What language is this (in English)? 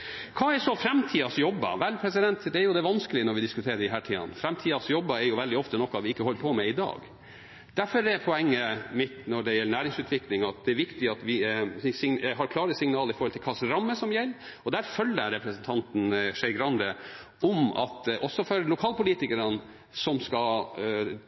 Norwegian Bokmål